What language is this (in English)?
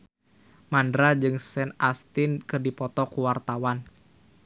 Sundanese